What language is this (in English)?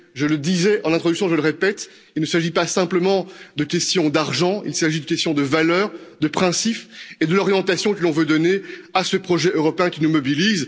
French